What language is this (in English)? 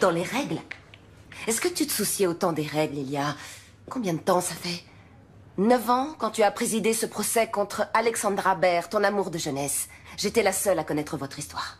French